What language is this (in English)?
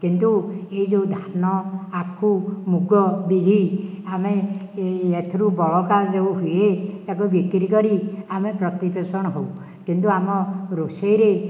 Odia